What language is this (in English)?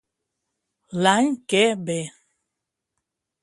Catalan